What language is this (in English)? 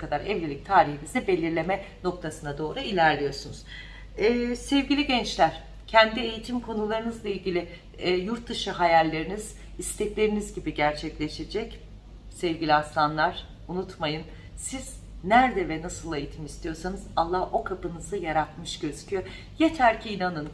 Turkish